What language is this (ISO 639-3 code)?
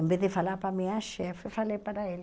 por